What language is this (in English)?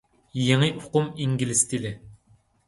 Uyghur